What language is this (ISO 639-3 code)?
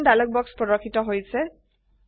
asm